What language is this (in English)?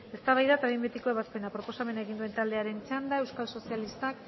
Basque